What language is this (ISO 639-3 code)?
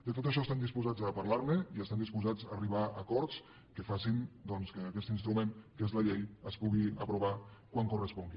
cat